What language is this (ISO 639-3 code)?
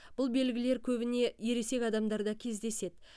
kaz